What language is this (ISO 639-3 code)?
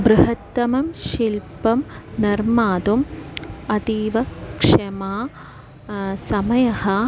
san